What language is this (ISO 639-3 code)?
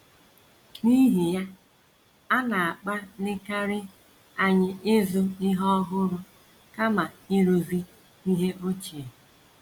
ibo